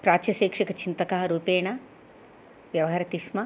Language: Sanskrit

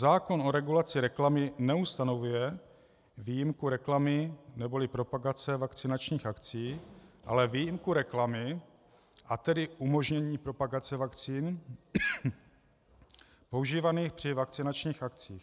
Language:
Czech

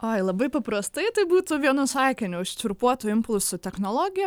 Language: Lithuanian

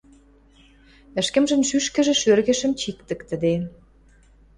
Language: Western Mari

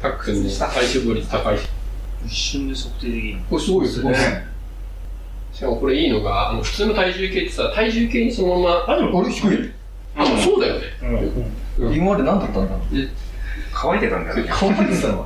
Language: Japanese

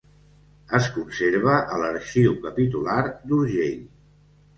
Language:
Catalan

